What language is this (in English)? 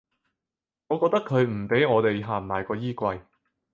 Cantonese